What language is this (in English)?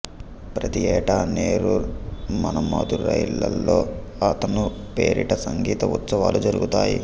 Telugu